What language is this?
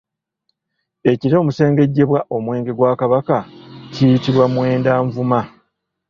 Ganda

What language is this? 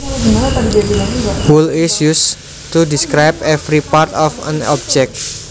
Javanese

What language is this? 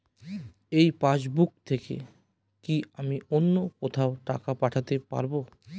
Bangla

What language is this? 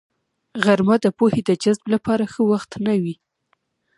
Pashto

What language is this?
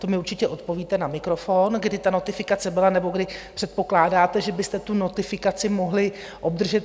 Czech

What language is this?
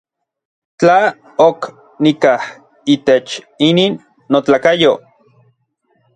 Orizaba Nahuatl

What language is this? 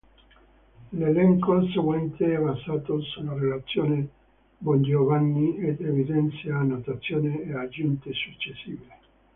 Italian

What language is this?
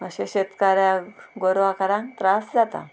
Konkani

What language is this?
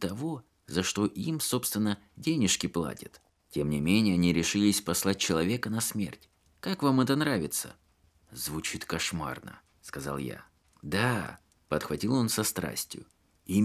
Russian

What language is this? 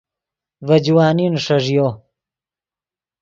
Yidgha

